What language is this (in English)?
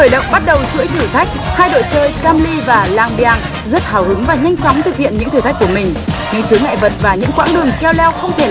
Vietnamese